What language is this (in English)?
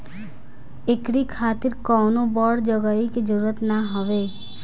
Bhojpuri